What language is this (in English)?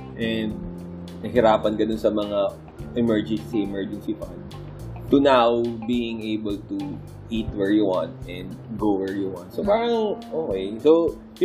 Filipino